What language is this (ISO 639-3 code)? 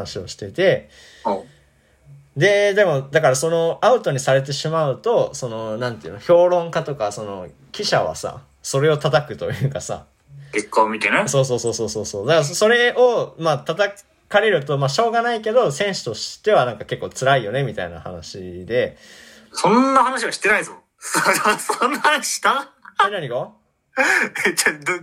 jpn